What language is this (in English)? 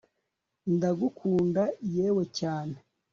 Kinyarwanda